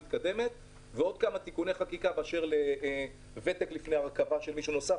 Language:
Hebrew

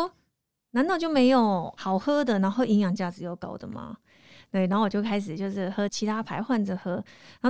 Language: Chinese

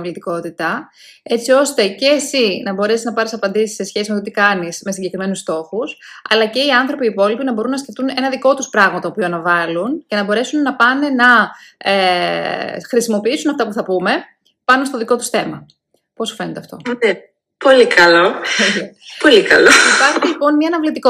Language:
Greek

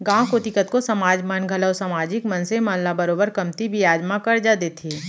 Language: Chhattisgarhi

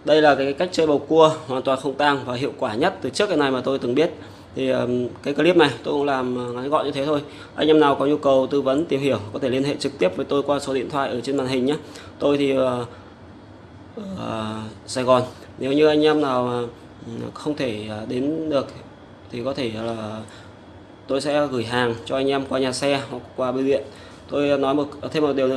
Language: Vietnamese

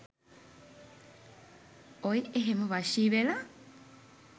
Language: Sinhala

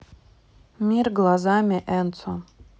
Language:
Russian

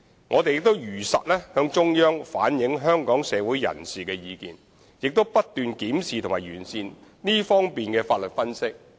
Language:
Cantonese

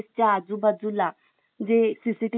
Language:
Marathi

